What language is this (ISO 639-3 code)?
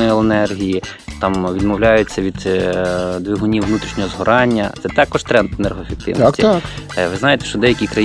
ukr